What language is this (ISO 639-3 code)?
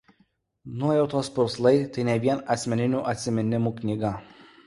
lit